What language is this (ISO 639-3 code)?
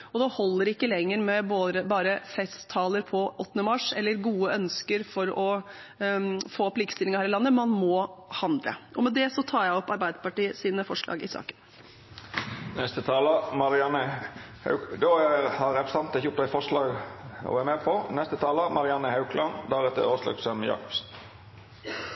nor